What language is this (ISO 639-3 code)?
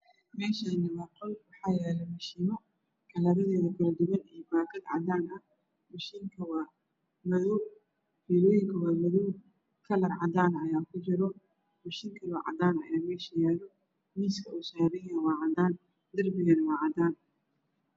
som